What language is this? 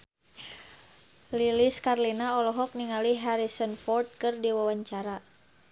Sundanese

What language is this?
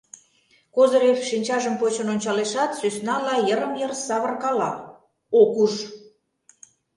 Mari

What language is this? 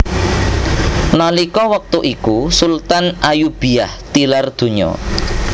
Javanese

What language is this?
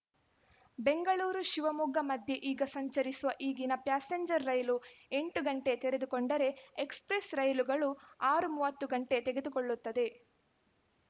Kannada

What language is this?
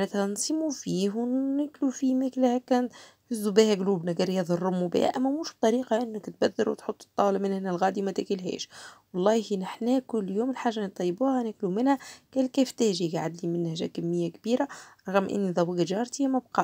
Arabic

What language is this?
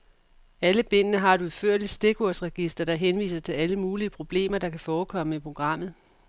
Danish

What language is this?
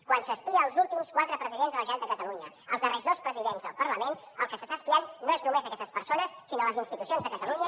Catalan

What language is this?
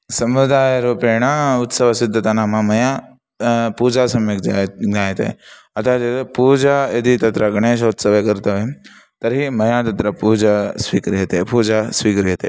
Sanskrit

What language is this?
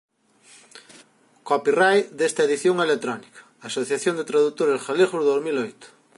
Galician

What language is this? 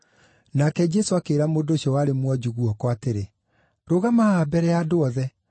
Kikuyu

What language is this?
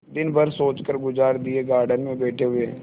Hindi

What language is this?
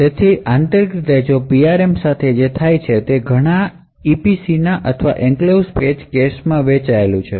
Gujarati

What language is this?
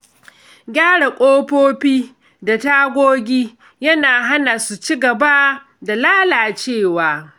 Hausa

